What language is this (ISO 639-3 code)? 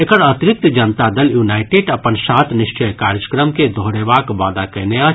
mai